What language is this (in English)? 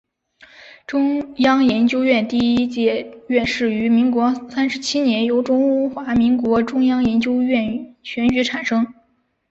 Chinese